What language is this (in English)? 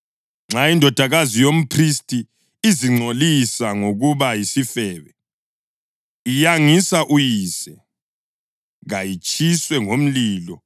North Ndebele